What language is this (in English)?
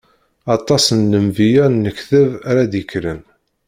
Kabyle